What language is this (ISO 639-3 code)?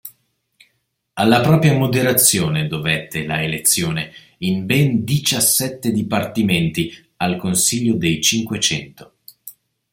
ita